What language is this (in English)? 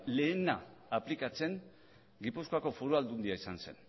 Basque